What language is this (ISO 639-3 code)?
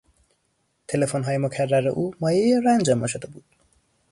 fas